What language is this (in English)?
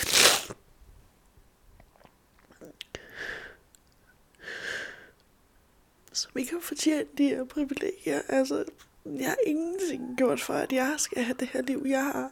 Danish